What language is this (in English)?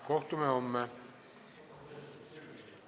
Estonian